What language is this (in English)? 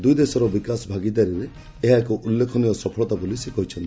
Odia